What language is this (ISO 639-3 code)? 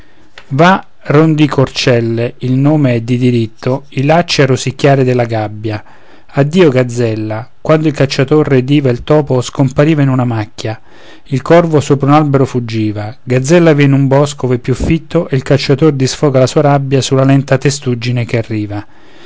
ita